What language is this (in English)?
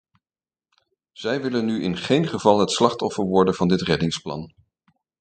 Dutch